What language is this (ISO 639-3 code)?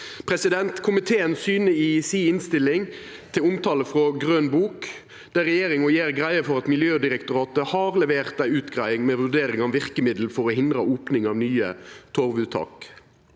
nor